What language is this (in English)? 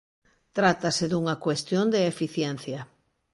Galician